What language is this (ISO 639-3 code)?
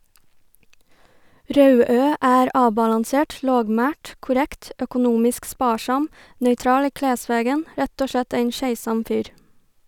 nor